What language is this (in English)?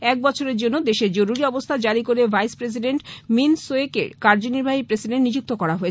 Bangla